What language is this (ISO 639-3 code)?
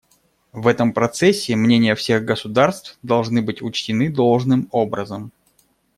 rus